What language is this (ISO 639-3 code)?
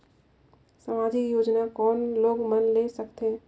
hne